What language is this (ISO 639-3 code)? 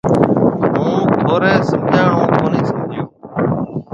mve